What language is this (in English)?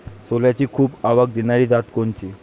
Marathi